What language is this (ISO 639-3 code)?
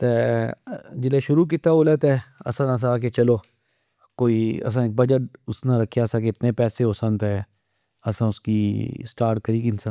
phr